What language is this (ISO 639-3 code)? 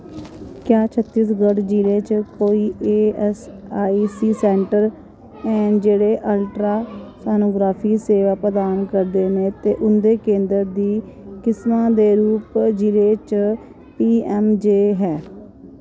doi